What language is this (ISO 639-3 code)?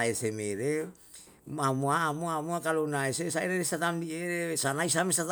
jal